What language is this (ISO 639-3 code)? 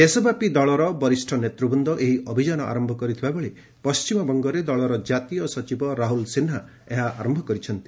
ori